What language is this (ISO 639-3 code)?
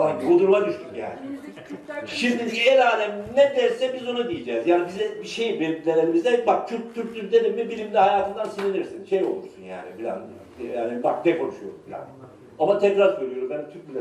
tur